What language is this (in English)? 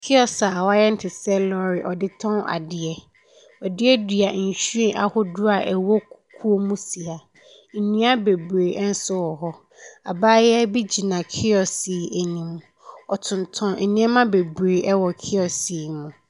Akan